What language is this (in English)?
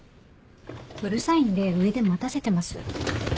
Japanese